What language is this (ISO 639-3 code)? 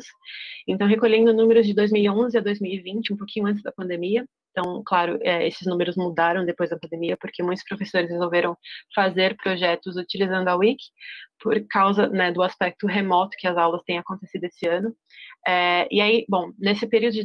por